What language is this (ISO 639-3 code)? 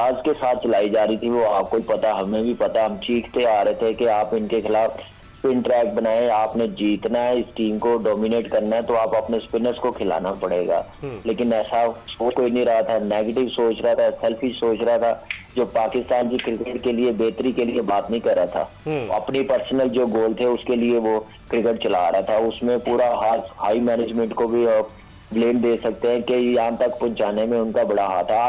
hin